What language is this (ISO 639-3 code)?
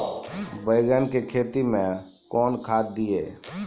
mai